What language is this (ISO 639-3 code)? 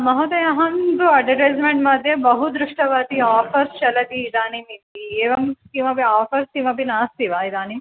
san